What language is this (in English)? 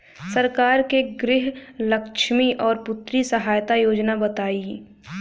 Bhojpuri